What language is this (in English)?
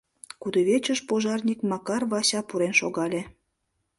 Mari